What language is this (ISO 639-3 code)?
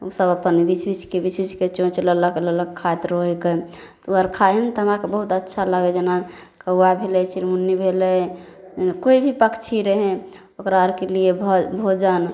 mai